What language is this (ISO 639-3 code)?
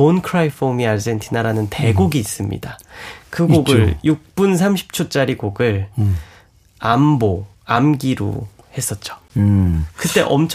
kor